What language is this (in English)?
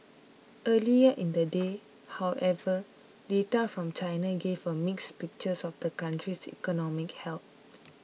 English